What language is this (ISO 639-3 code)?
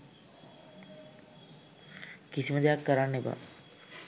sin